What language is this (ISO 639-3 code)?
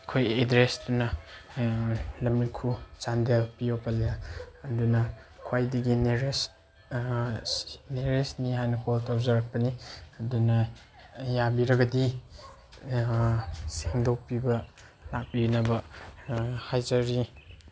mni